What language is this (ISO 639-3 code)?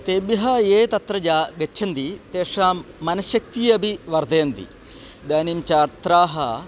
san